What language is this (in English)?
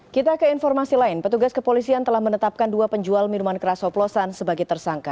Indonesian